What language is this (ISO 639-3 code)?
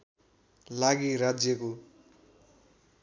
nep